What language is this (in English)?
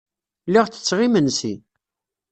Kabyle